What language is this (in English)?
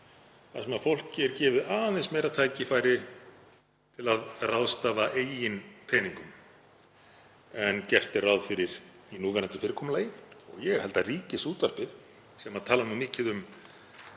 Icelandic